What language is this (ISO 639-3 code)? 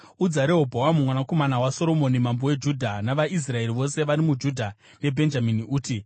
sna